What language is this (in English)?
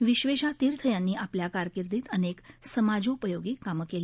Marathi